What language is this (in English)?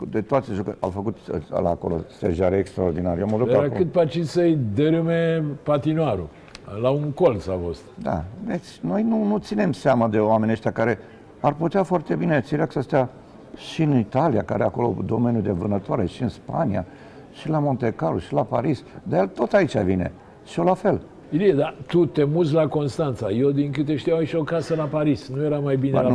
Romanian